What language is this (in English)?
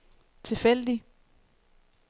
Danish